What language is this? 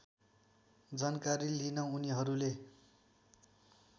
Nepali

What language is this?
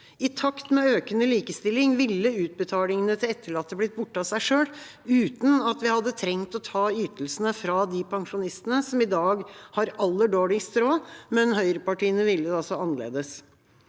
Norwegian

